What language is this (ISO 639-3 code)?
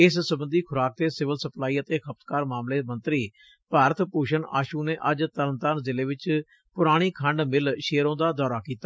pan